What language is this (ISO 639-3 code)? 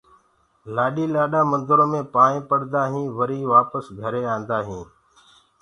ggg